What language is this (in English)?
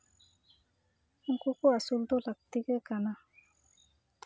Santali